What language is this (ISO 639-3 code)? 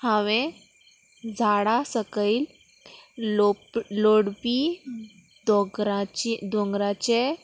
kok